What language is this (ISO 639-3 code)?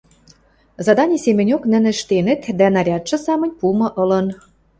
mrj